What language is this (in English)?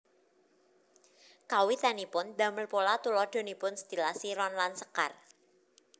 Javanese